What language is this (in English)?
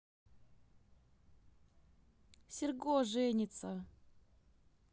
Russian